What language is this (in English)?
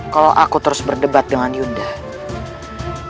Indonesian